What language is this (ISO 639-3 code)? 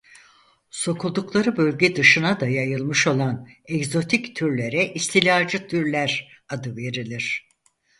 tur